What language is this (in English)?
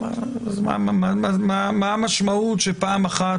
Hebrew